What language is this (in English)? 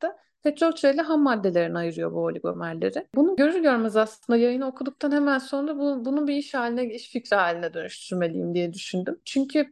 Turkish